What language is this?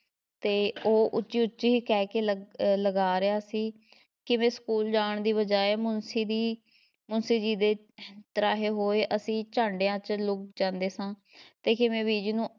Punjabi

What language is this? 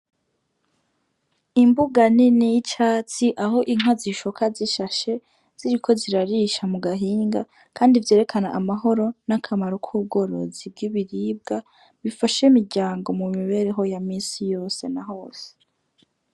Rundi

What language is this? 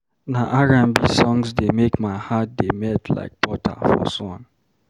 Nigerian Pidgin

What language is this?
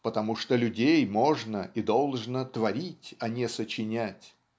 Russian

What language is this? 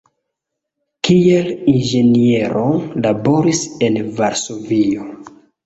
Esperanto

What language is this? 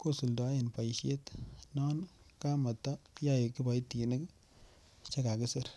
Kalenjin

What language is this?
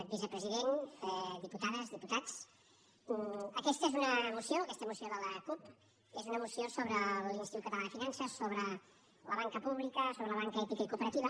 Catalan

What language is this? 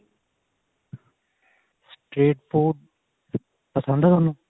Punjabi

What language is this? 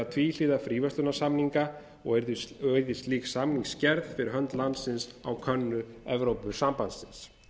Icelandic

